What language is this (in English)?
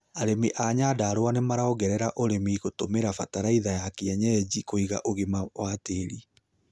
Kikuyu